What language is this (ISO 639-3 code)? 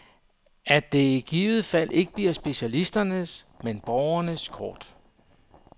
dan